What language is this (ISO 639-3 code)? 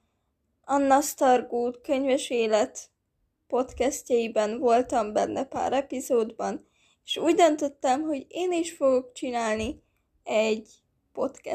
hun